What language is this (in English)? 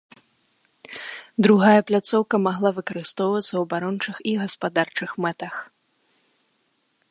Belarusian